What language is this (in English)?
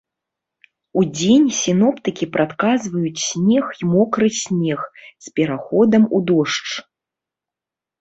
Belarusian